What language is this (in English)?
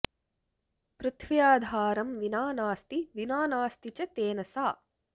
Sanskrit